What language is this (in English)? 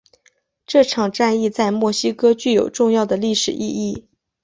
Chinese